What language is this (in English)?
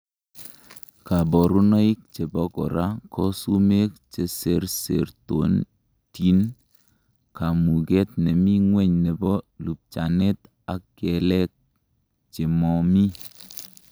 Kalenjin